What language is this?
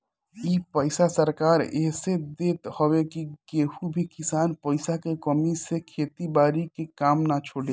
Bhojpuri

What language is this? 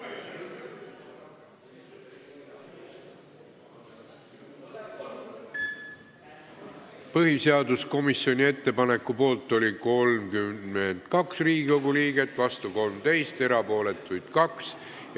Estonian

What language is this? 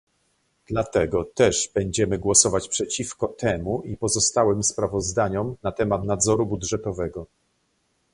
Polish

